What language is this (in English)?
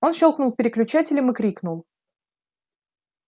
Russian